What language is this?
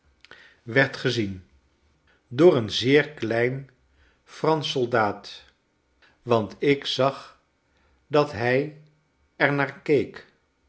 Dutch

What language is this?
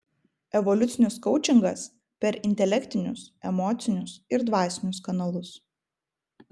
Lithuanian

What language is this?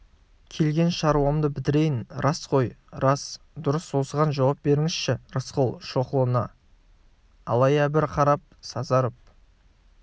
Kazakh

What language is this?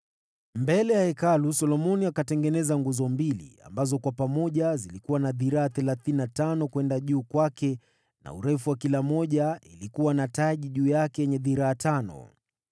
Swahili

